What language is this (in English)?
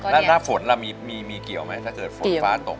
Thai